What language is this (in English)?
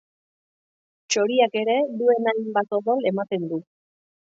Basque